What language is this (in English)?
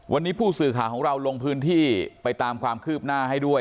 Thai